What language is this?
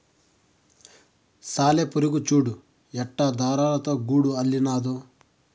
Telugu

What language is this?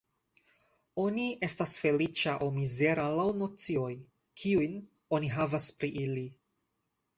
Esperanto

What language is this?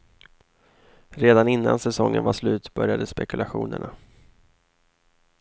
Swedish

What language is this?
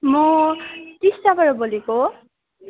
Nepali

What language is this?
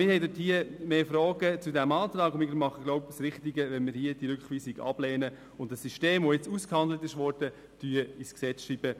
Swiss German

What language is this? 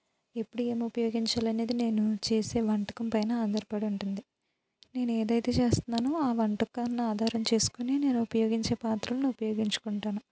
Telugu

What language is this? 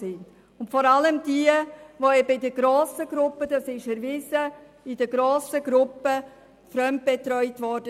Swiss German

